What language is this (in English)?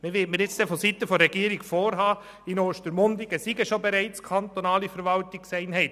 Swiss German